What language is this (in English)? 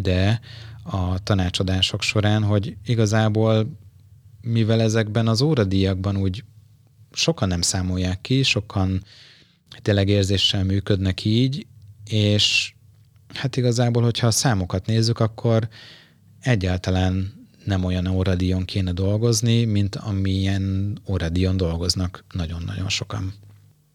Hungarian